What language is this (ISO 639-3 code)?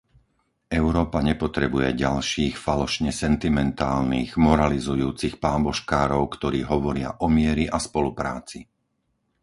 slk